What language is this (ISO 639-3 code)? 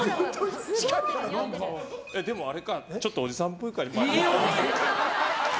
jpn